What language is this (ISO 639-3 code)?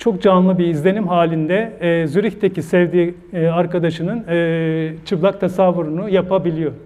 tur